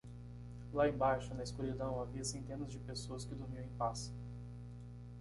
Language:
Portuguese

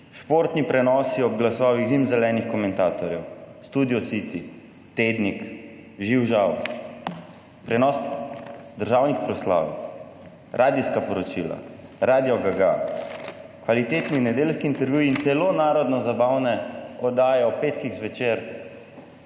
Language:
Slovenian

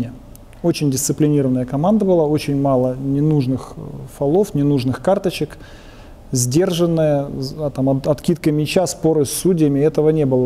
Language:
Russian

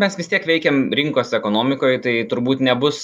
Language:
Lithuanian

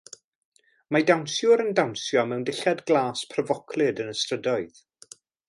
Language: Welsh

